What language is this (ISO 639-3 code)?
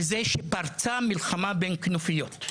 heb